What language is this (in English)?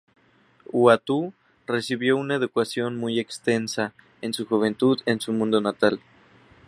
Spanish